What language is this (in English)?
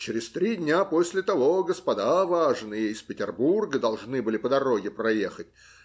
Russian